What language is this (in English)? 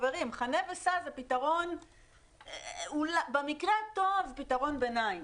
Hebrew